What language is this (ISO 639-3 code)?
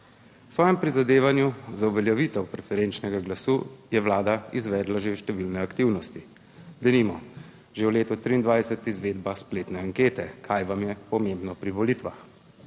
slv